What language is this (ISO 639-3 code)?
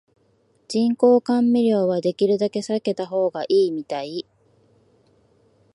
jpn